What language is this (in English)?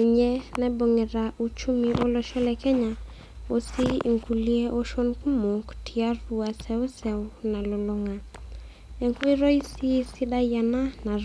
Masai